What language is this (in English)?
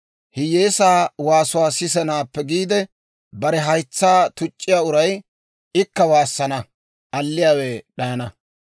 Dawro